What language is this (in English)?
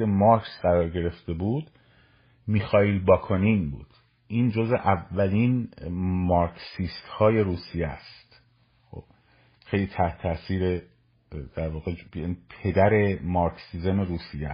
Persian